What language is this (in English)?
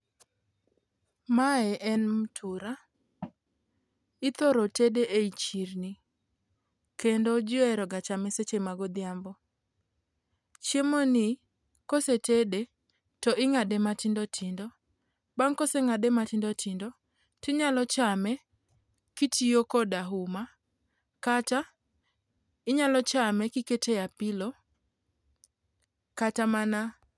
Luo (Kenya and Tanzania)